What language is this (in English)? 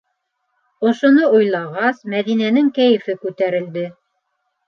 Bashkir